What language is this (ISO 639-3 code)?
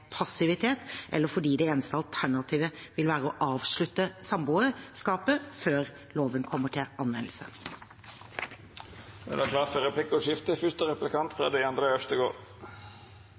nor